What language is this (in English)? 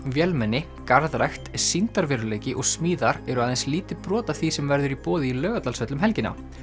Icelandic